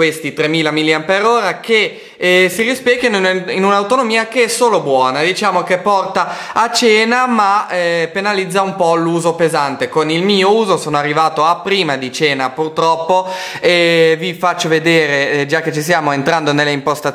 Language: Italian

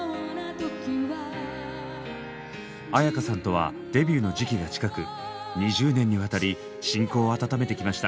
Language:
Japanese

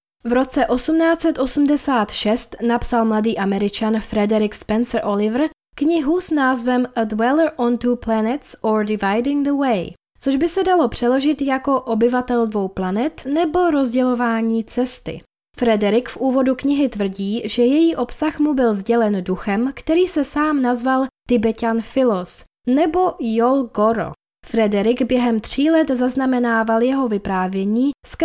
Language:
Czech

